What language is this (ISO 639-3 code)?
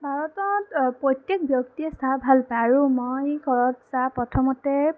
asm